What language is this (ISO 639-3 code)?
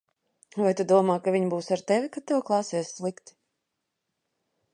lav